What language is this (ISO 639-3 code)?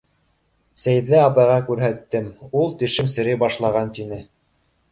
bak